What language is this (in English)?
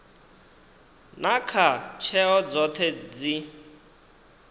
Venda